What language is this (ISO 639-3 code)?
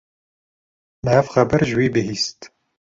kur